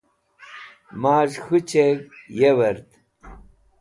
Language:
Wakhi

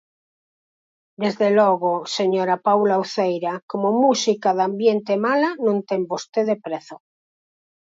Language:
Galician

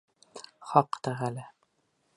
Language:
Bashkir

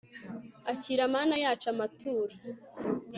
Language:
Kinyarwanda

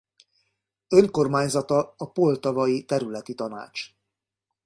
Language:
Hungarian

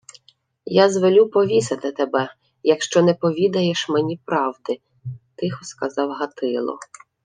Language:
Ukrainian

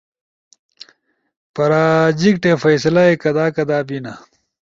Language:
Ushojo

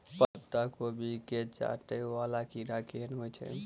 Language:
Maithili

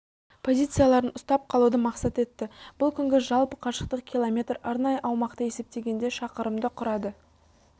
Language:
Kazakh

